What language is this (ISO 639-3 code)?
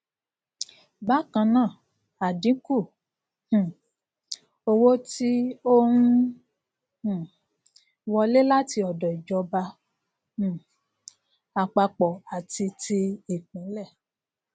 yor